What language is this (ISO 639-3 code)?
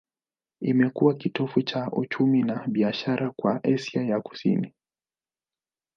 swa